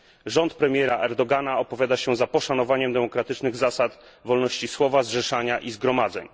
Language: Polish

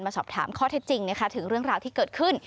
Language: Thai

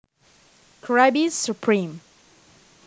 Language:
Javanese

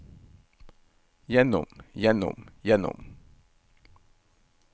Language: Norwegian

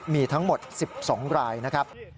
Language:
Thai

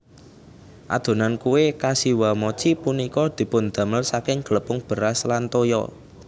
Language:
Javanese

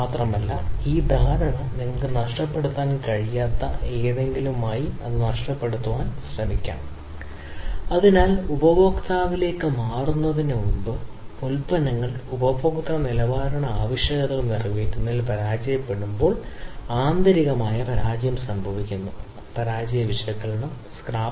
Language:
Malayalam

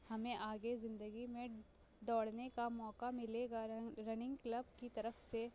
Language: Urdu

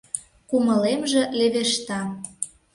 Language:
Mari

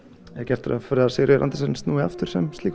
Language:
Icelandic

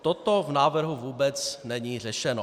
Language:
Czech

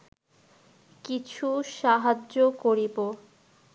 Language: Bangla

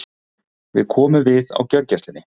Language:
Icelandic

